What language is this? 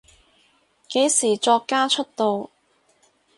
Cantonese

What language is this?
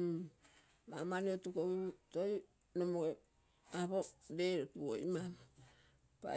Terei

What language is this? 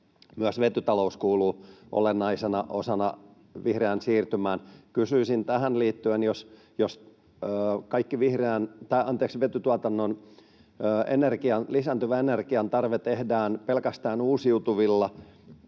Finnish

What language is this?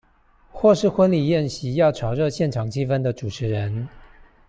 Chinese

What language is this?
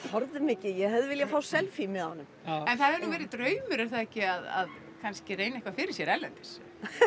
Icelandic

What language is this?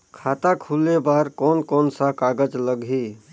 Chhattisgarhi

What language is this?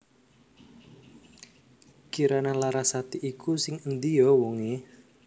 Javanese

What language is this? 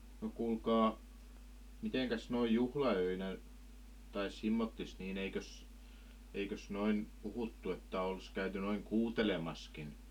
Finnish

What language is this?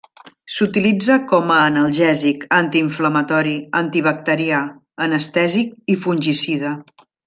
Catalan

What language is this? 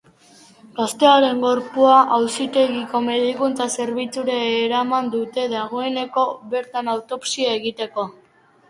Basque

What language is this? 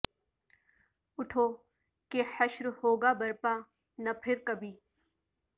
Urdu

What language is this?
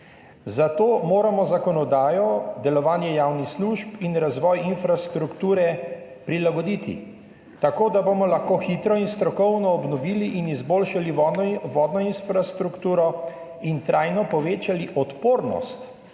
Slovenian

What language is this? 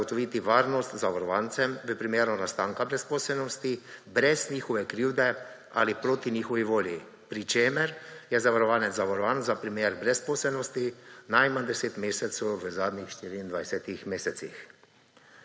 Slovenian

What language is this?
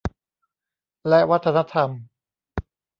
Thai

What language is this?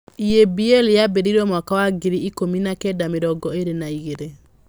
Kikuyu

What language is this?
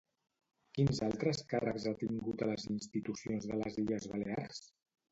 Catalan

